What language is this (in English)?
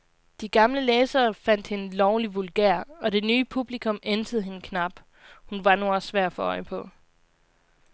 Danish